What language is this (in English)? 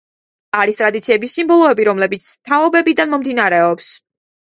Georgian